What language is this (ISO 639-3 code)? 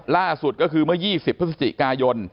tha